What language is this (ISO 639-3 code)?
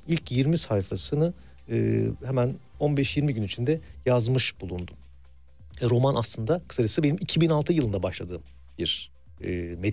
tur